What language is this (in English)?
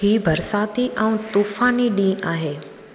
Sindhi